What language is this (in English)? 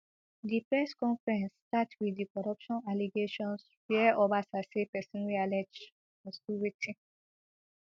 Nigerian Pidgin